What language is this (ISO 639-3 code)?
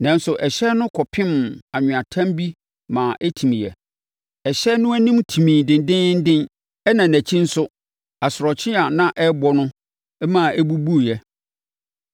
aka